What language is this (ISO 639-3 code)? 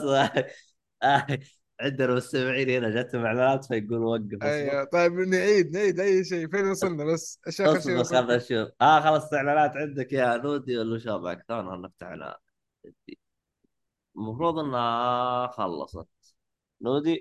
ara